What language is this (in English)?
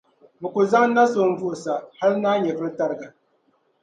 Dagbani